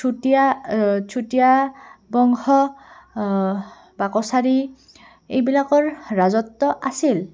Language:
Assamese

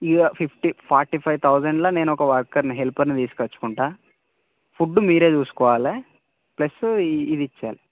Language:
Telugu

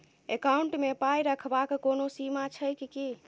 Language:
Maithili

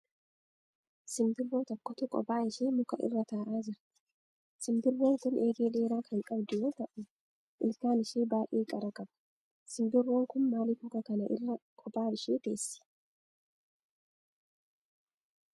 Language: Oromo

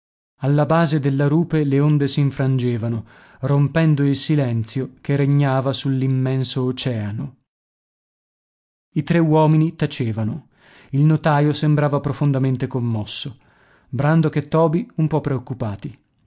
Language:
Italian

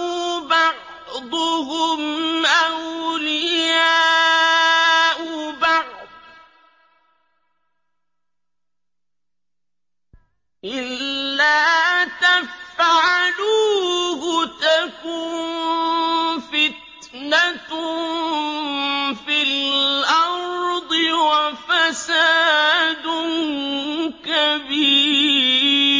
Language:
Arabic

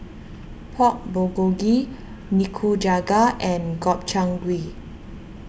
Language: English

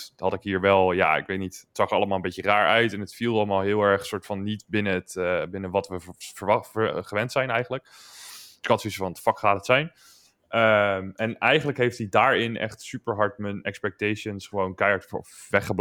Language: Dutch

